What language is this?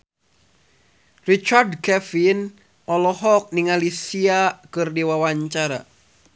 Sundanese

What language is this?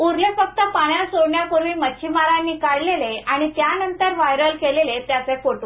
Marathi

